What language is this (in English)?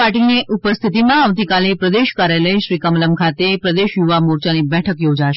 Gujarati